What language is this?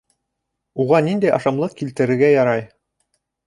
Bashkir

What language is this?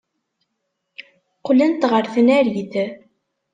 Kabyle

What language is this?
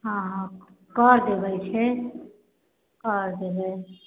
Maithili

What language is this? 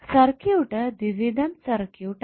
Malayalam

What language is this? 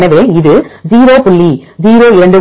Tamil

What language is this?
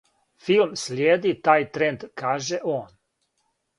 Serbian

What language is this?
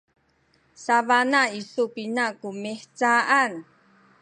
Sakizaya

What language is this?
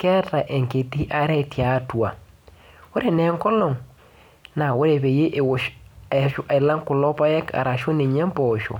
Masai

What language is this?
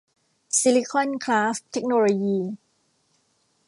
Thai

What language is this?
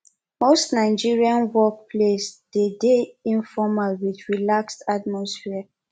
Nigerian Pidgin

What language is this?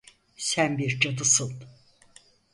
Turkish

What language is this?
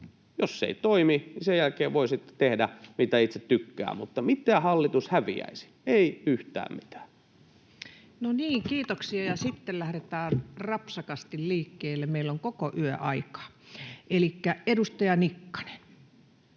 Finnish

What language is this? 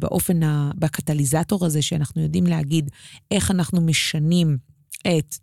Hebrew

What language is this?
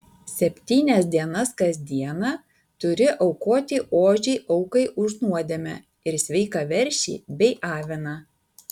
Lithuanian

